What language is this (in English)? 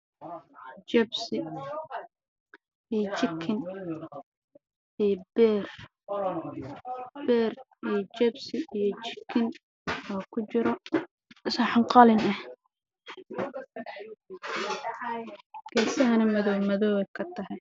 Somali